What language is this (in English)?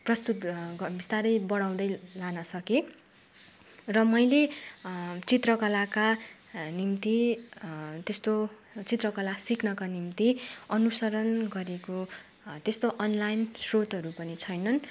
Nepali